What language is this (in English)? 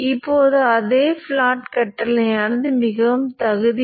Tamil